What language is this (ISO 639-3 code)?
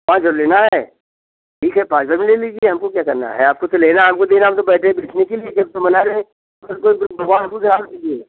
hin